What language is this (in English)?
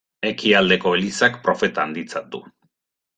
Basque